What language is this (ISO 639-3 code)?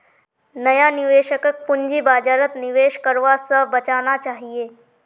mag